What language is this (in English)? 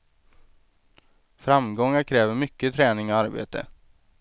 Swedish